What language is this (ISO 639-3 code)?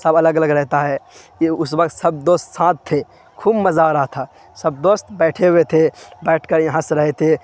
urd